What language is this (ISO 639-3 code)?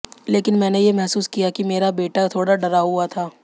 hin